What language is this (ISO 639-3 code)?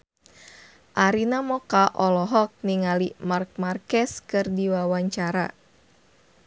sun